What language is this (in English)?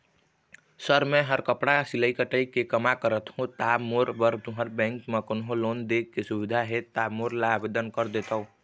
Chhattisgarhi